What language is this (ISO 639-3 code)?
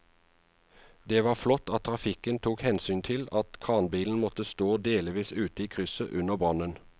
nor